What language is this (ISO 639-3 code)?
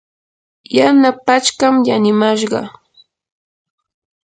qur